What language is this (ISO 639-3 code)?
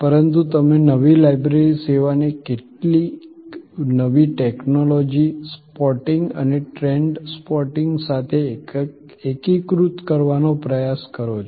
guj